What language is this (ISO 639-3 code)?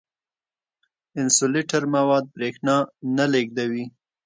pus